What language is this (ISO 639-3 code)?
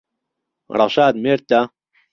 ckb